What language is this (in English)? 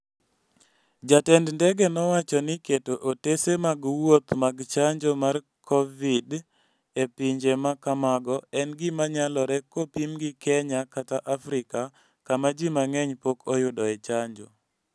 Luo (Kenya and Tanzania)